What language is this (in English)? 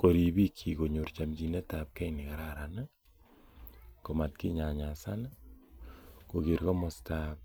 Kalenjin